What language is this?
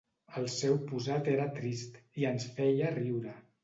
Catalan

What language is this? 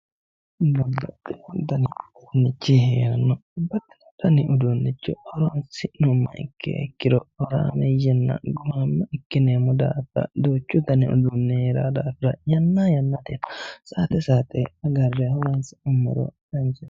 Sidamo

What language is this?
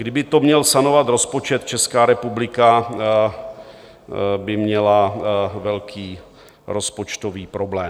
Czech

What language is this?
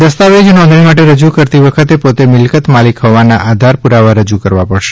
Gujarati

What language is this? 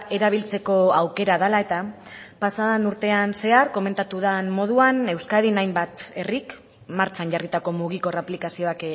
Basque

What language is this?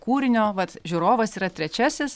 Lithuanian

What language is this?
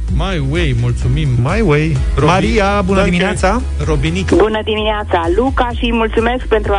Romanian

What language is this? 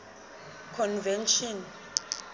Southern Sotho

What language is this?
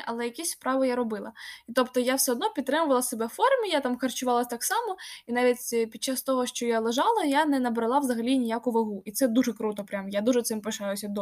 Ukrainian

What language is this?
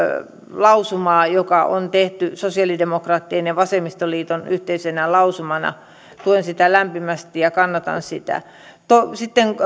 Finnish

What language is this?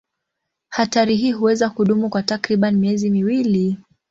Swahili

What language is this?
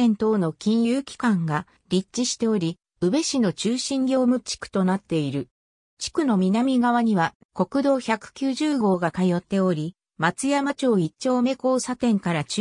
Japanese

